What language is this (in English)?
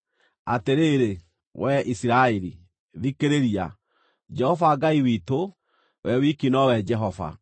Kikuyu